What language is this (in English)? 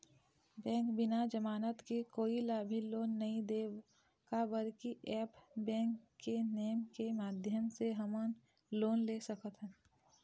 Chhattisgarhi